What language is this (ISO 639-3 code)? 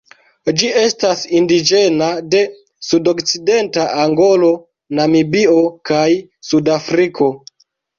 epo